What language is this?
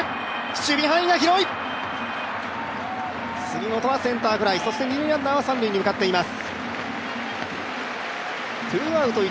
Japanese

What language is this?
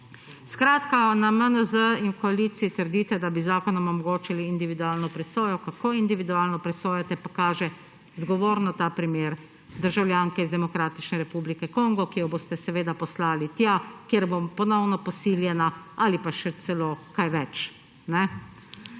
Slovenian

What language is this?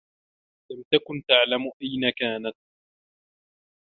Arabic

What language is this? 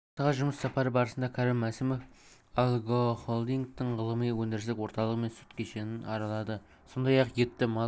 Kazakh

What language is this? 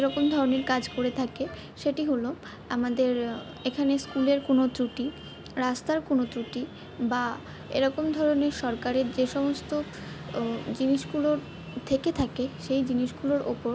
Bangla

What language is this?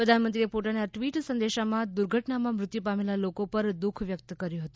Gujarati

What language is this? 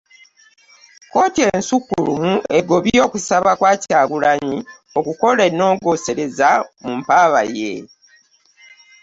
Ganda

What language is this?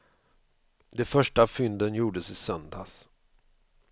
Swedish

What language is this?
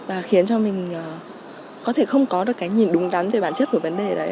Vietnamese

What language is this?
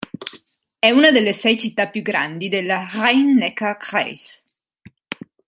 Italian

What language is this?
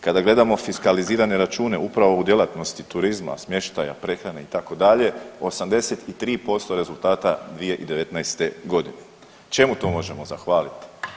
Croatian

